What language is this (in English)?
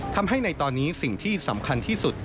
Thai